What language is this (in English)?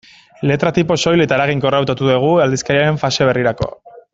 Basque